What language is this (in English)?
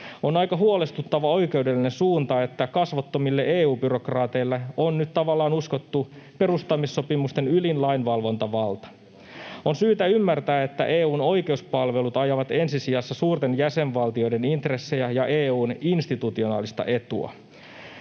Finnish